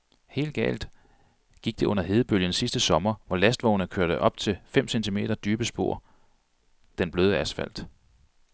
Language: Danish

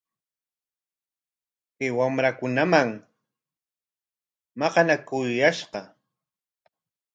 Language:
Corongo Ancash Quechua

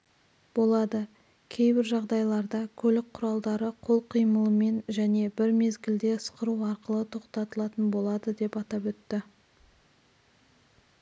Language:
Kazakh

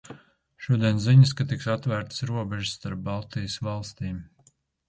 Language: Latvian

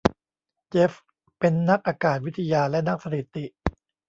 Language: Thai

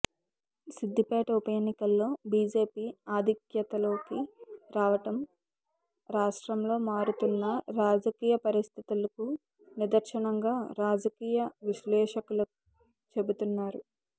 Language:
Telugu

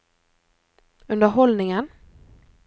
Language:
Norwegian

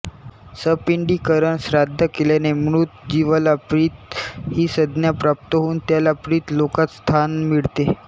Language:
Marathi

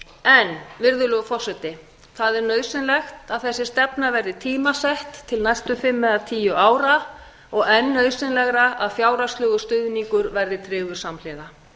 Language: Icelandic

